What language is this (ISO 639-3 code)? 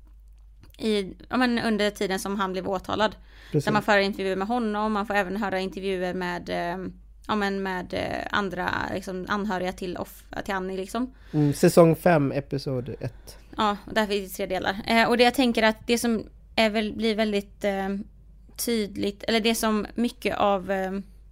swe